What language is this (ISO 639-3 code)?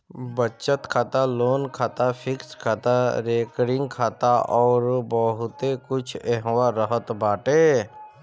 bho